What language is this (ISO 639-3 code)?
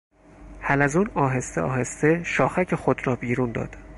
fas